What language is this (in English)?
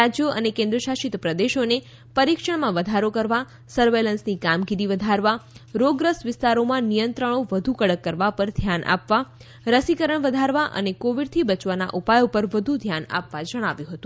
Gujarati